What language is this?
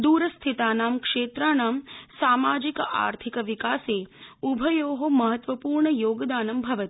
Sanskrit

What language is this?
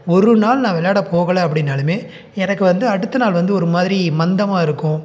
Tamil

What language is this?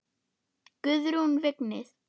Icelandic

